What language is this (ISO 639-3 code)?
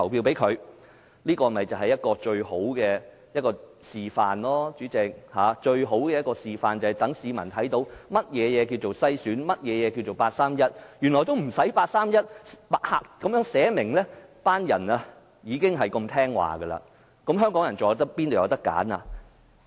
yue